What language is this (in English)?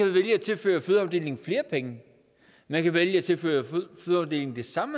Danish